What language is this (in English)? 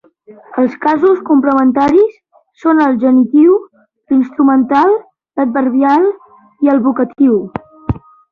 Catalan